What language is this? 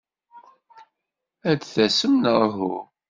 Kabyle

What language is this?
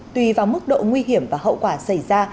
Vietnamese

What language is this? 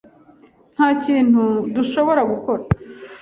Kinyarwanda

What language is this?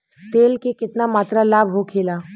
Bhojpuri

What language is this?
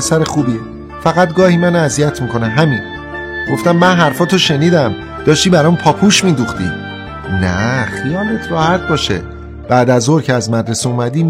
Persian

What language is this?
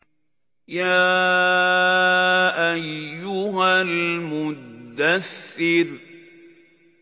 Arabic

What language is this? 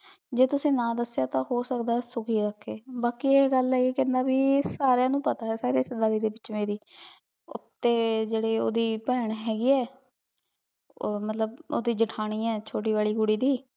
Punjabi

